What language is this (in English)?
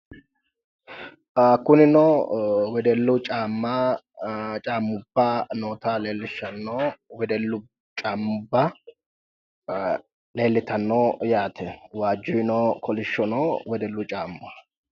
Sidamo